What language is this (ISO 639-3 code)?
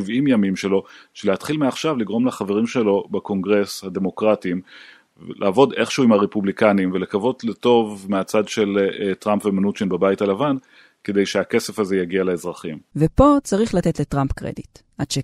heb